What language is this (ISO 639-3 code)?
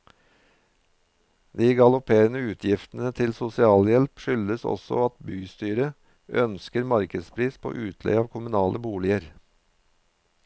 nor